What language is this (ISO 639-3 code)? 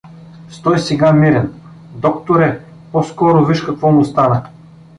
bul